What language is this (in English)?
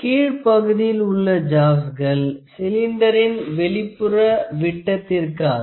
Tamil